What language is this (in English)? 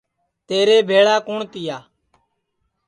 Sansi